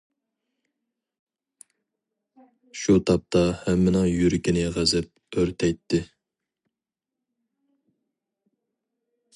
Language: Uyghur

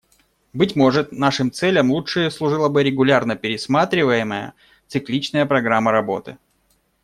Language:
Russian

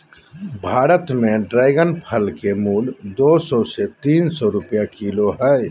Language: Magahi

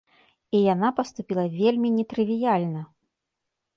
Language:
Belarusian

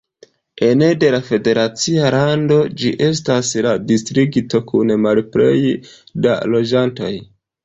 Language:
Esperanto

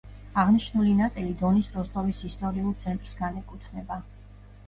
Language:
Georgian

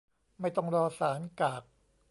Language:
Thai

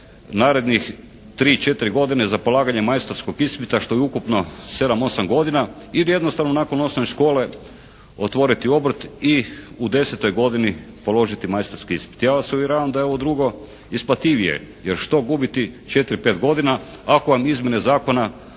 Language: Croatian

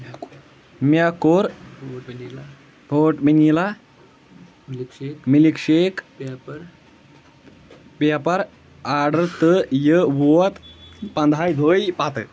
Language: Kashmiri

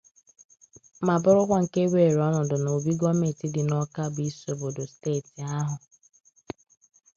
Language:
Igbo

